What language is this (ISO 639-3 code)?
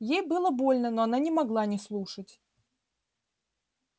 rus